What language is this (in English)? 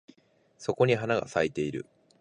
Japanese